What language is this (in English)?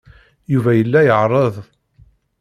Kabyle